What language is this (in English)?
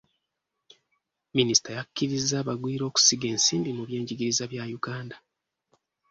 Ganda